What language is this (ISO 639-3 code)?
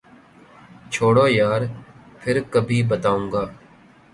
urd